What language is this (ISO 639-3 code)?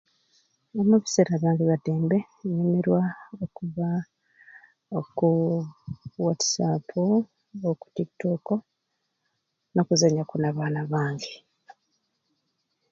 ruc